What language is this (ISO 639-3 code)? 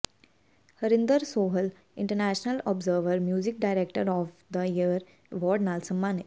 pan